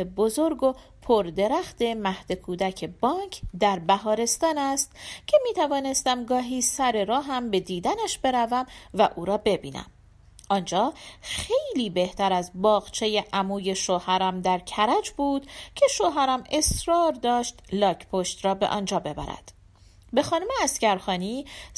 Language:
Persian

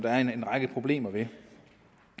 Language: Danish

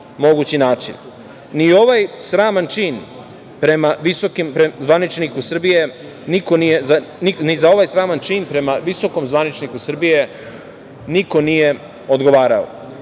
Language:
Serbian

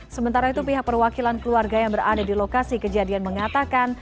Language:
Indonesian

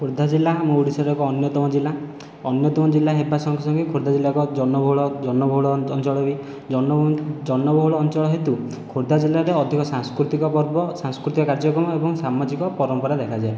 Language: Odia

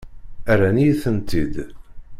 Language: Kabyle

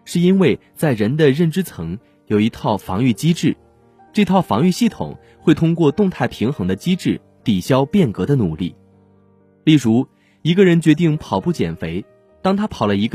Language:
Chinese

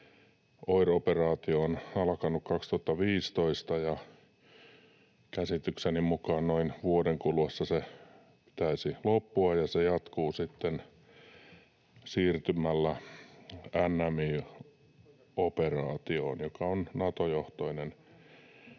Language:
Finnish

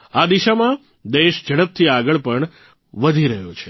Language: Gujarati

